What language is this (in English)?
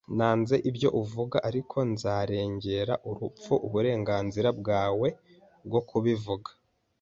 Kinyarwanda